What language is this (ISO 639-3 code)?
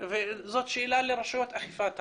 heb